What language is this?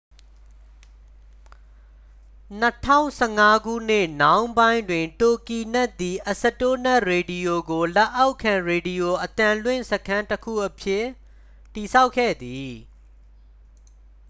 Burmese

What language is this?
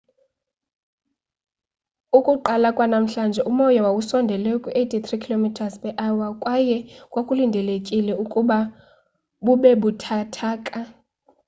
Xhosa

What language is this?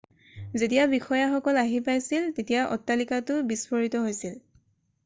Assamese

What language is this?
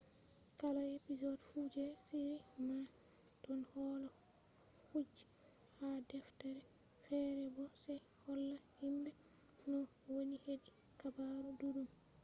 Fula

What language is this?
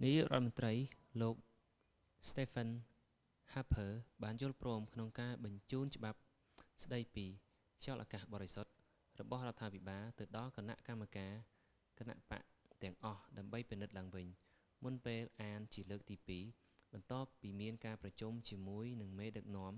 Khmer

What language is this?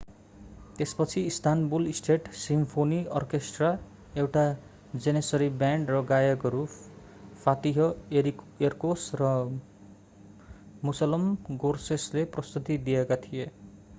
Nepali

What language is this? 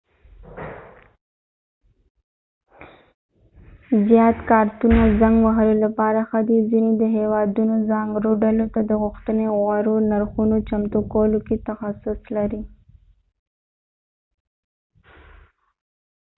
Pashto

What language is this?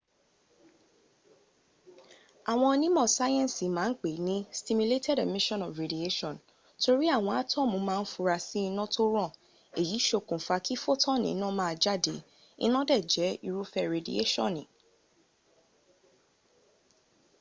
Yoruba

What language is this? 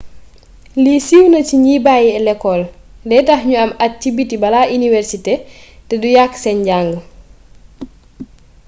Wolof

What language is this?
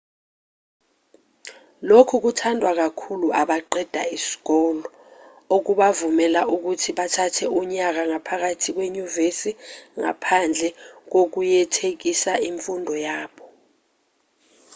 Zulu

